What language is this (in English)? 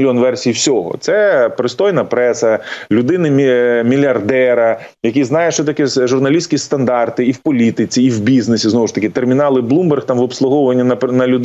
Ukrainian